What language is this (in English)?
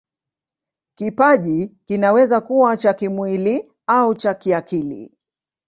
Swahili